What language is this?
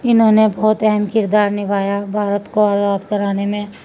Urdu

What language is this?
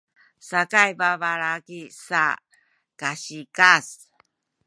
Sakizaya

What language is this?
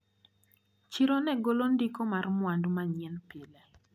Luo (Kenya and Tanzania)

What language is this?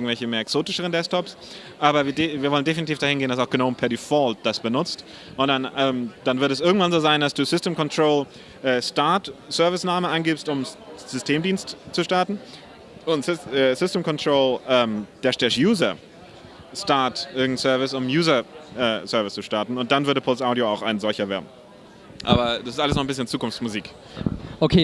German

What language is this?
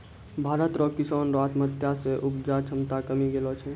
Maithili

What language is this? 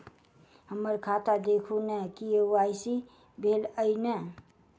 Maithili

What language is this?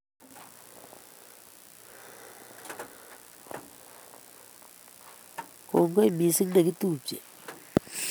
Kalenjin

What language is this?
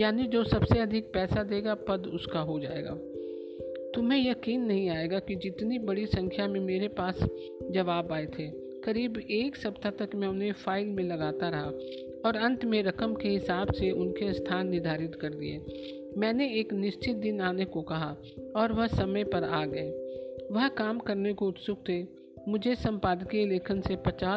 Hindi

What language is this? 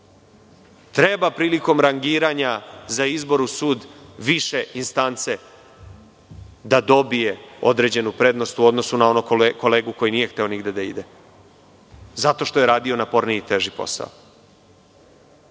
Serbian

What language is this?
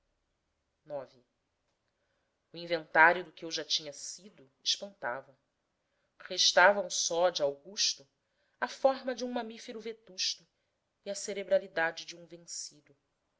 Portuguese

